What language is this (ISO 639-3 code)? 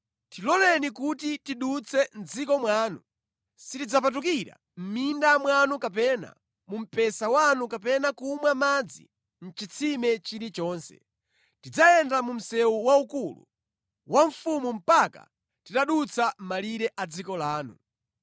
nya